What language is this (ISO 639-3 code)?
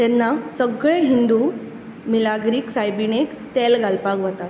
kok